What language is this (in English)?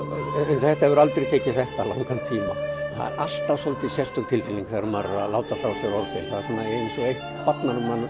Icelandic